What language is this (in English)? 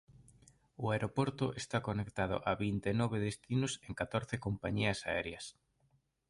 Galician